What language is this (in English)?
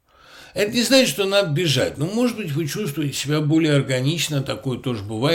Russian